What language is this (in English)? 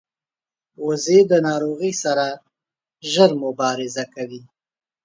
Pashto